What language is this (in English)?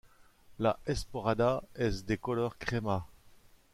Spanish